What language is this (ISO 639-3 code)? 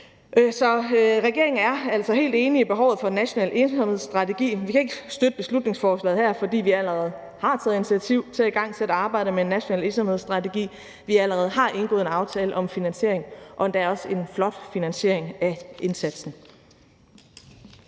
dan